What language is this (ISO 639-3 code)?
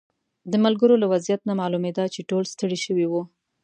pus